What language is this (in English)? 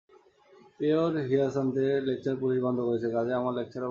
Bangla